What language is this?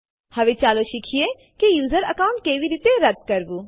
Gujarati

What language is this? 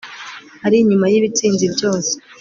Kinyarwanda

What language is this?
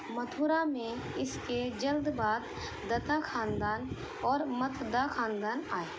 Urdu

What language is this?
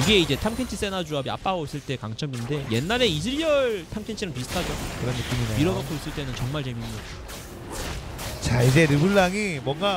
Korean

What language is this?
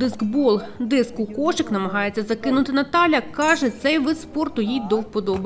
Ukrainian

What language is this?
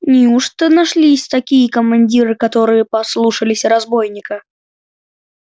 Russian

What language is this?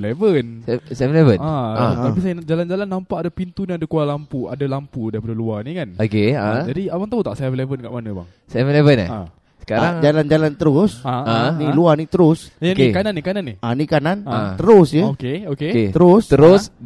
Malay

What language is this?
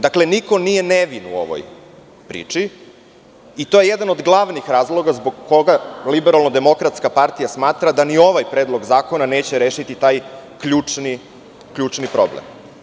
Serbian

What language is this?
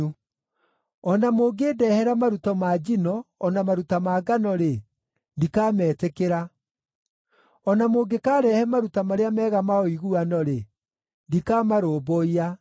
Kikuyu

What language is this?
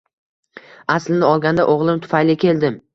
Uzbek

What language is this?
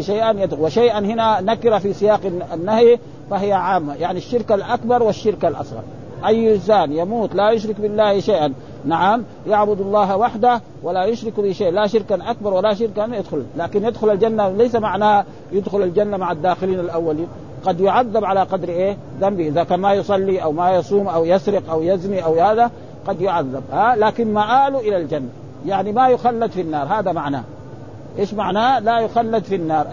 Arabic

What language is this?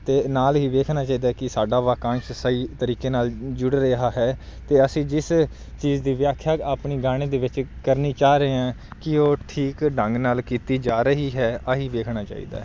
Punjabi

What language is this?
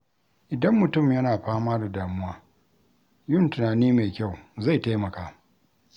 Hausa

